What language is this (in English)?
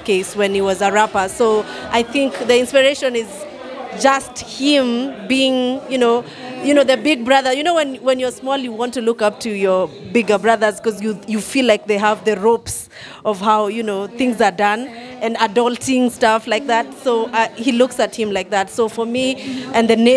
English